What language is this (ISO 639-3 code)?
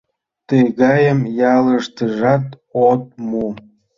chm